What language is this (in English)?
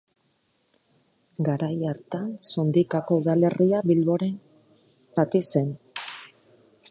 Basque